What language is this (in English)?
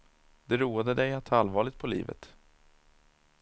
Swedish